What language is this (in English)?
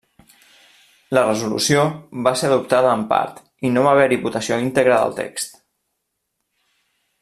Catalan